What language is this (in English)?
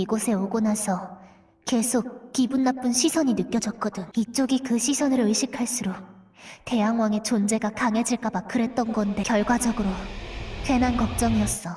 Korean